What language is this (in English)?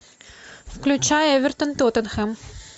Russian